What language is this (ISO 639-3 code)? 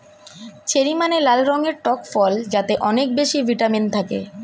ben